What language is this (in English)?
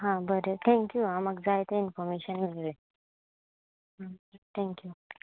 Konkani